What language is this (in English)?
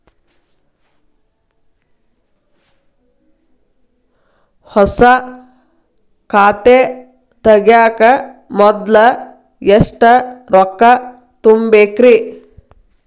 Kannada